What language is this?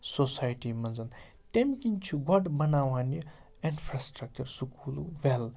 Kashmiri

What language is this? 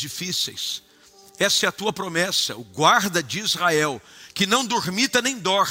Portuguese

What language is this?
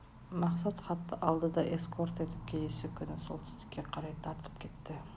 Kazakh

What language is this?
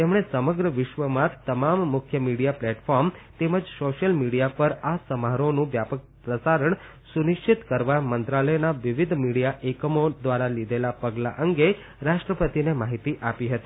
Gujarati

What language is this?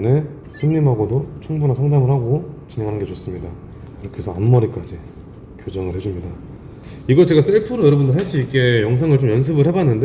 Korean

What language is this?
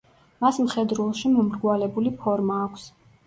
Georgian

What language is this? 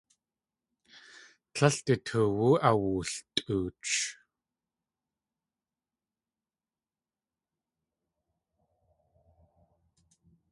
Tlingit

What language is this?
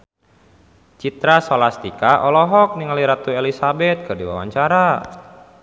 Sundanese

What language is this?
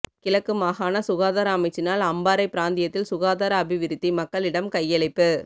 Tamil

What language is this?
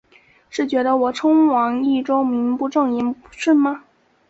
Chinese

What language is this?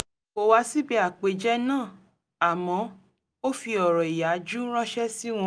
Yoruba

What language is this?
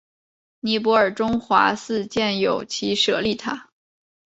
Chinese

